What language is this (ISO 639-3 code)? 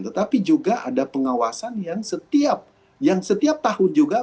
ind